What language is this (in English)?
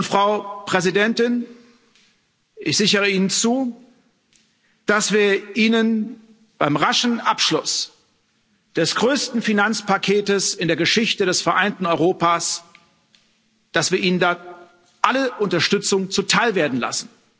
German